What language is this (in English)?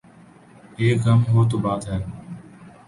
Urdu